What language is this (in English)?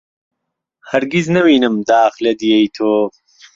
Central Kurdish